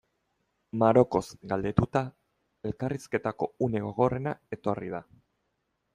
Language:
Basque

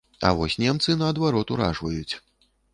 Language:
Belarusian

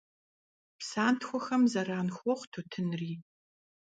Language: Kabardian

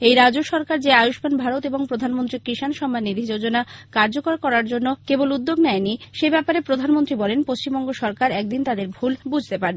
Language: Bangla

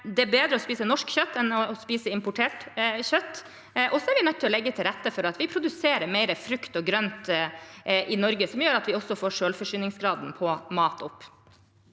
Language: Norwegian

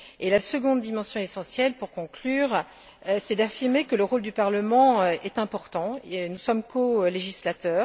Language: French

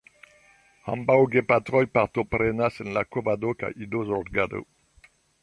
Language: Esperanto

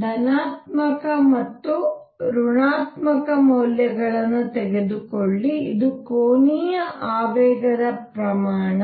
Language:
Kannada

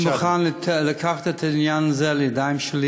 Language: Hebrew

